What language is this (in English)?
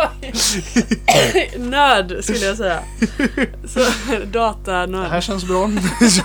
Swedish